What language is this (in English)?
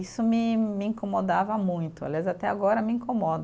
Portuguese